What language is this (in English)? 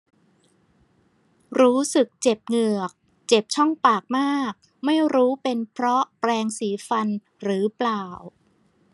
Thai